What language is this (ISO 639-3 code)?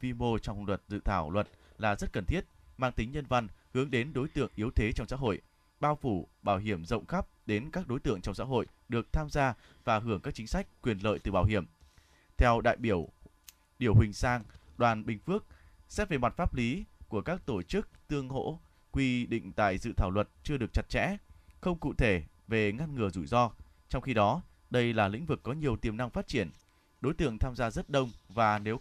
vie